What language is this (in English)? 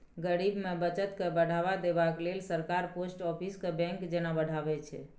Maithili